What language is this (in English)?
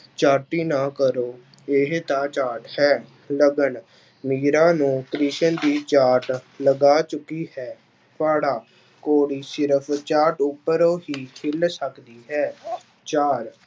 Punjabi